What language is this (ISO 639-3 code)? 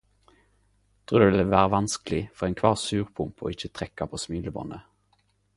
nno